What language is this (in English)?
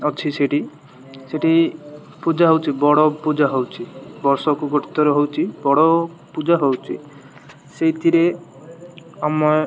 Odia